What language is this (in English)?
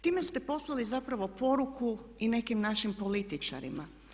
Croatian